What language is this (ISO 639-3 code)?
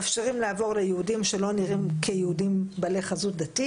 heb